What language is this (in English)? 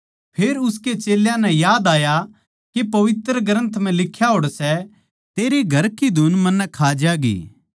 Haryanvi